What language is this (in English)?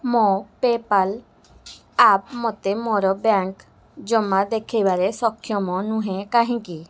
Odia